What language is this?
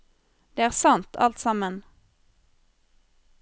Norwegian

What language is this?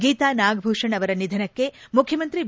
Kannada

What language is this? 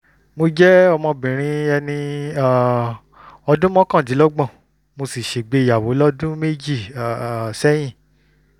Yoruba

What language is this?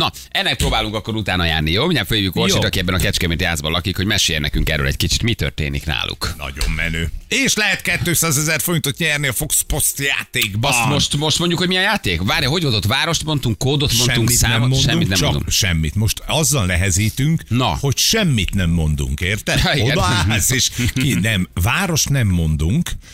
Hungarian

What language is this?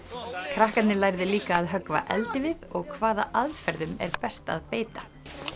Icelandic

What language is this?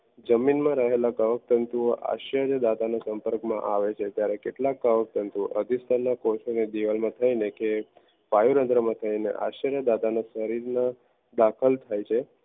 Gujarati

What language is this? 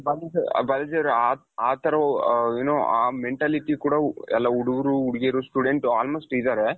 Kannada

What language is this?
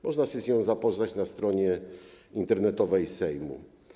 Polish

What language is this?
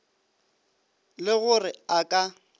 Northern Sotho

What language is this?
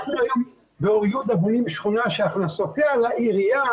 Hebrew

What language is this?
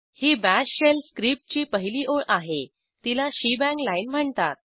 Marathi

